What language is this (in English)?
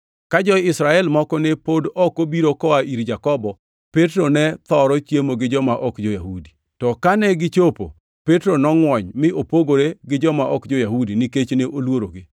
Luo (Kenya and Tanzania)